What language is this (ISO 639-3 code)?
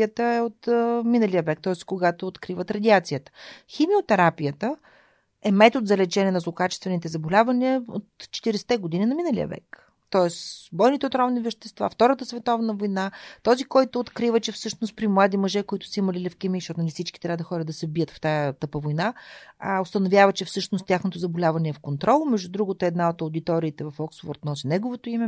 bul